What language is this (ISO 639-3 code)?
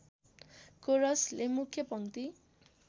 nep